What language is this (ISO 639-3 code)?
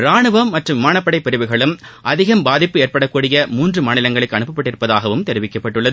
tam